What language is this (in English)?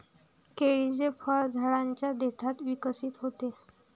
Marathi